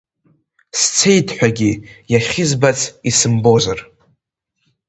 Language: Abkhazian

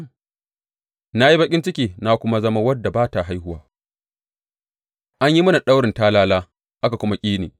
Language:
Hausa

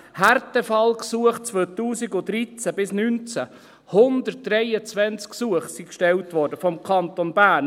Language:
Swiss German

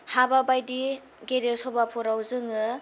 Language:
Bodo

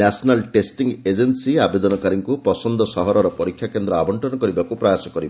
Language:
Odia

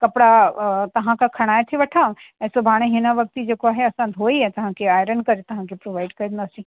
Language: Sindhi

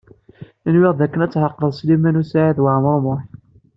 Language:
Kabyle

